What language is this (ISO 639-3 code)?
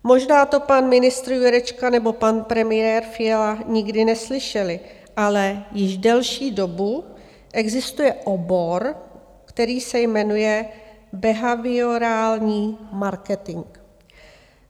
ces